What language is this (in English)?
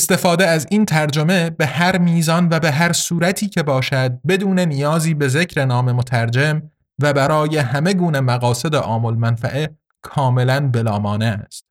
Persian